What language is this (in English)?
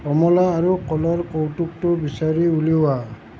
Assamese